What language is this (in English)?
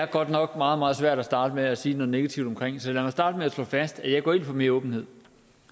Danish